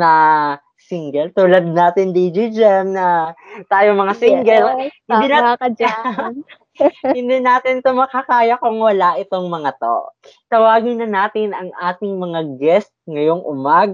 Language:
Filipino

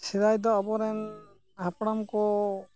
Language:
Santali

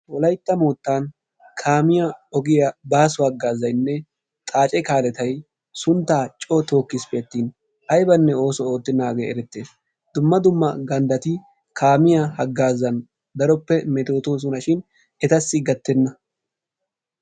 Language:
Wolaytta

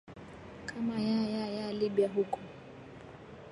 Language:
Swahili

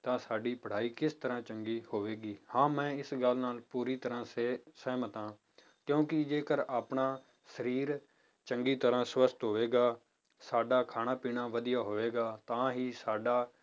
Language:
Punjabi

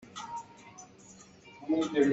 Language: Hakha Chin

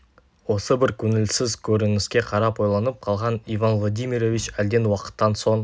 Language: Kazakh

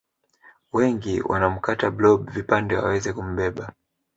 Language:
Swahili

